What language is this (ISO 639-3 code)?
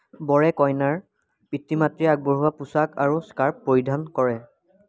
asm